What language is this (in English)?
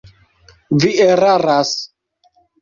Esperanto